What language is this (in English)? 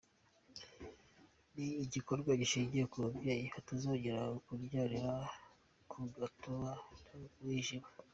Kinyarwanda